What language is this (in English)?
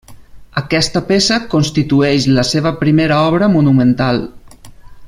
Catalan